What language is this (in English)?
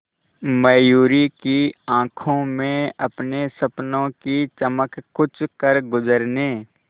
Hindi